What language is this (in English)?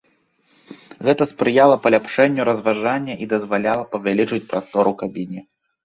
Belarusian